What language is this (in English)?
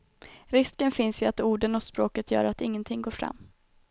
Swedish